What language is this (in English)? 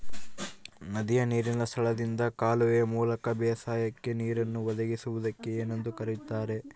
Kannada